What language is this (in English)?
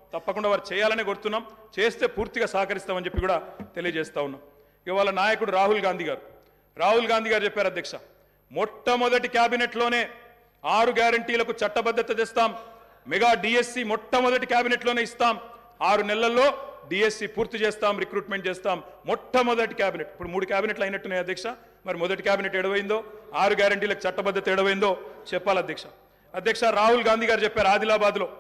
Telugu